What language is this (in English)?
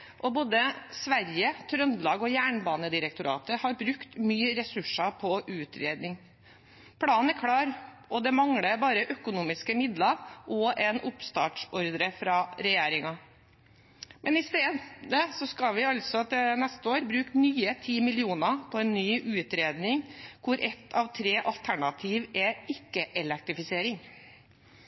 Norwegian Bokmål